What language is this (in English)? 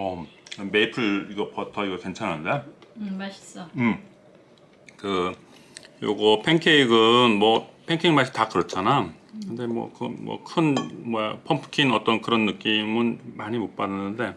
Korean